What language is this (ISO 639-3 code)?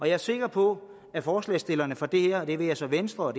dan